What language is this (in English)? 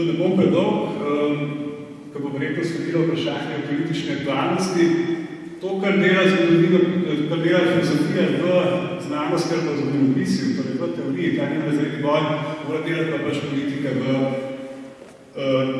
Ukrainian